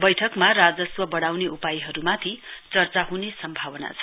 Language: Nepali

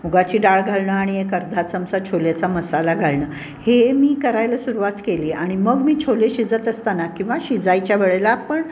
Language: Marathi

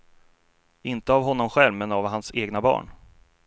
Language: Swedish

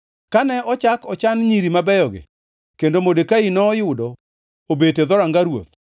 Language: Luo (Kenya and Tanzania)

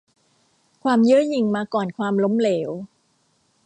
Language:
Thai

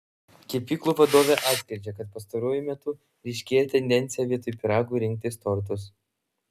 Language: Lithuanian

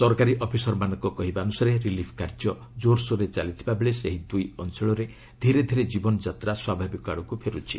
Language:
Odia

